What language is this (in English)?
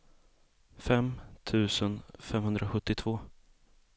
Swedish